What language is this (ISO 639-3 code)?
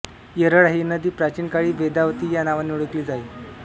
mar